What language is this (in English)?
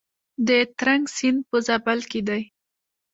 Pashto